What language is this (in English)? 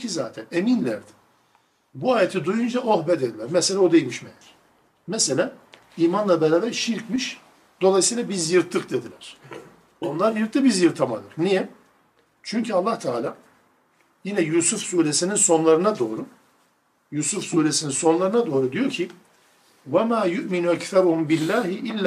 Turkish